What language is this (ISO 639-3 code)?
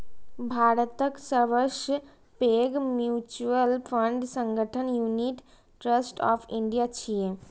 mai